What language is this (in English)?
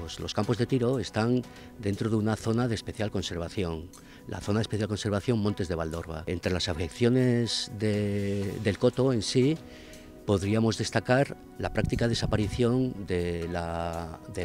Spanish